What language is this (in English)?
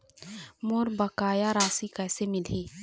Chhattisgarhi